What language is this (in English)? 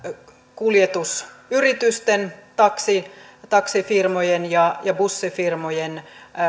Finnish